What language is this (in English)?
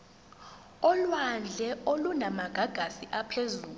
Zulu